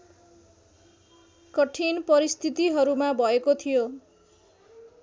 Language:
Nepali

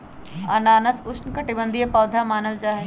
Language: Magahi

